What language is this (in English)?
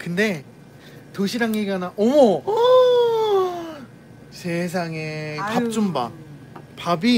Korean